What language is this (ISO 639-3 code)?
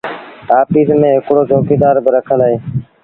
sbn